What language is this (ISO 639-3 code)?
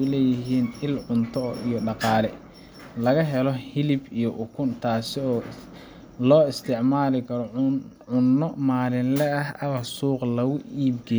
som